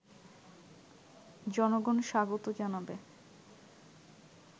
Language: Bangla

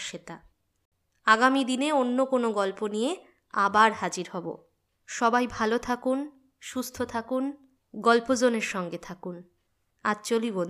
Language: Bangla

